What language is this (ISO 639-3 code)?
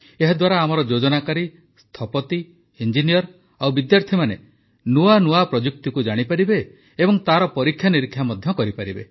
ori